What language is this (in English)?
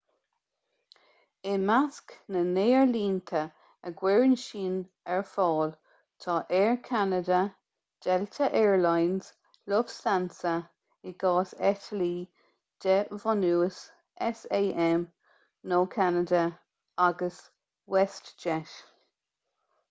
Irish